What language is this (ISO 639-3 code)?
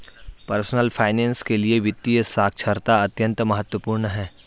hin